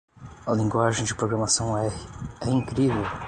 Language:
Portuguese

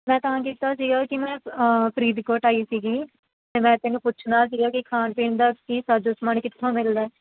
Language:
Punjabi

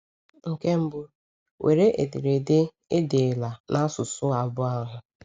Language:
Igbo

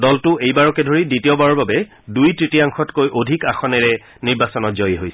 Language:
Assamese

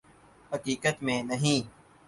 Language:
Urdu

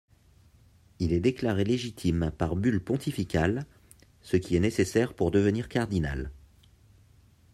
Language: French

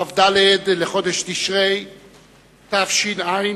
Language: Hebrew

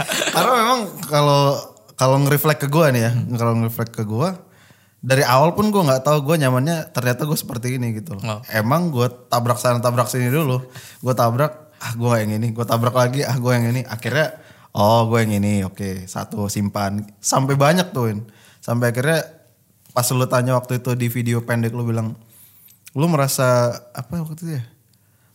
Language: Indonesian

